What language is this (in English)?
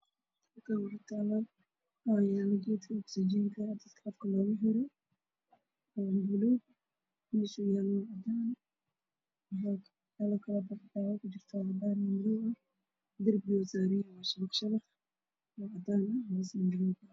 Somali